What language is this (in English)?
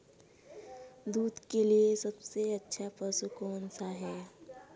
Hindi